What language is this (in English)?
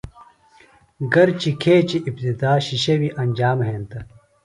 Phalura